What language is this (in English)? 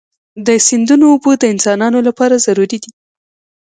Pashto